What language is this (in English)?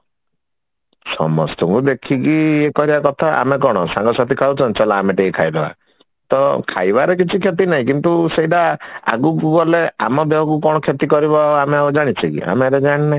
Odia